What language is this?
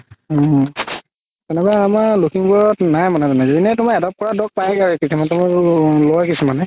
Assamese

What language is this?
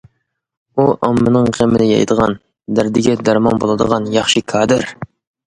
Uyghur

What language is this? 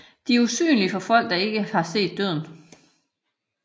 Danish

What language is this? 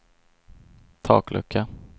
Swedish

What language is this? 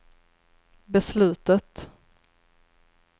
Swedish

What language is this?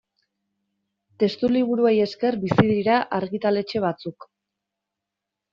Basque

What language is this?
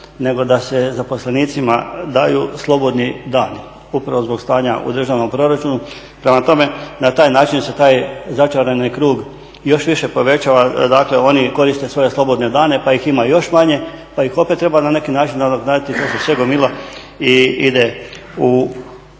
Croatian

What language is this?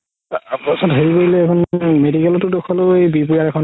Assamese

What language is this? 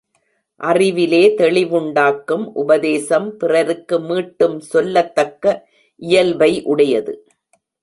Tamil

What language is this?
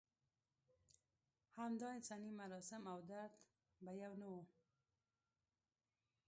Pashto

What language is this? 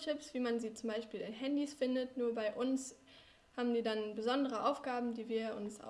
German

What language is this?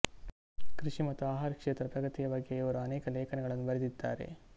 Kannada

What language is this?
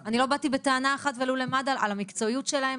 Hebrew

